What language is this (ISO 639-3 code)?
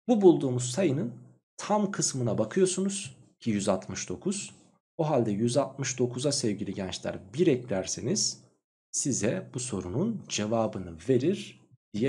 tur